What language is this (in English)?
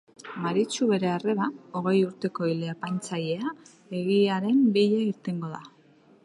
Basque